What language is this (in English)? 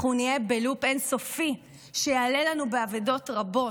Hebrew